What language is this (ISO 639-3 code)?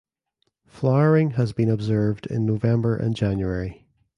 eng